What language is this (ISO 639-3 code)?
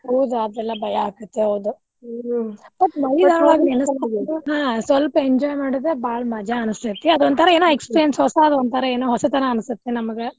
kan